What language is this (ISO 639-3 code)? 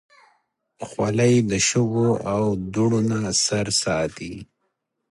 pus